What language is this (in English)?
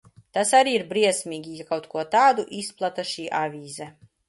Latvian